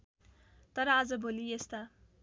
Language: Nepali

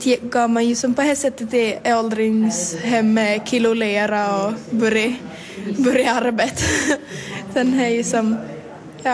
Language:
Swedish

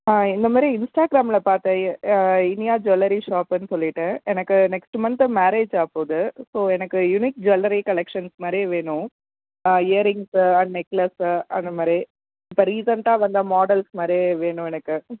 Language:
Tamil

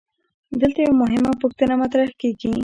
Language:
Pashto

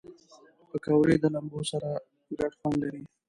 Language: Pashto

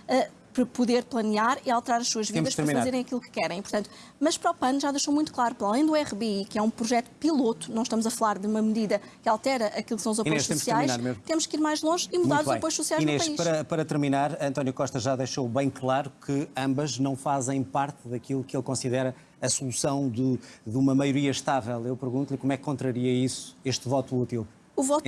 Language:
Portuguese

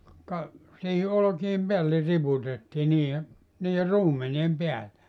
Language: Finnish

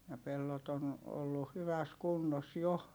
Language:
Finnish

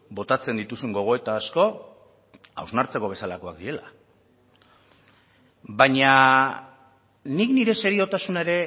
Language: Basque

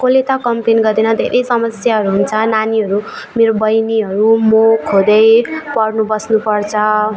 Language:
Nepali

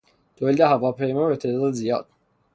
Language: Persian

